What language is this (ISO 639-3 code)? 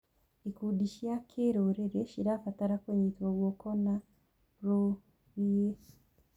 kik